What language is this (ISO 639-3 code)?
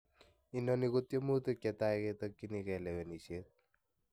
kln